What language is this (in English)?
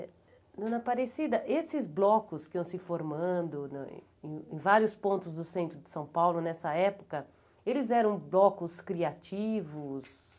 Portuguese